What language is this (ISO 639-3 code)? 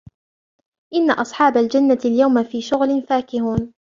ara